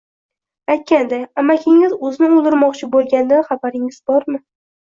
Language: Uzbek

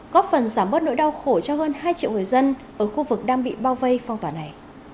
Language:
Vietnamese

